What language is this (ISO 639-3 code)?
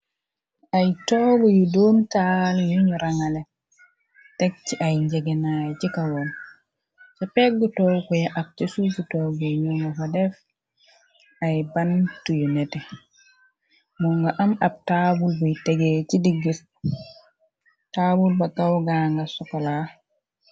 wol